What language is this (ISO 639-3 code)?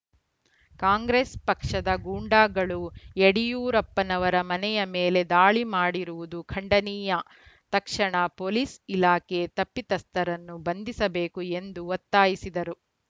kan